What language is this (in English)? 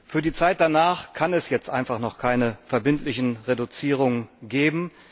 German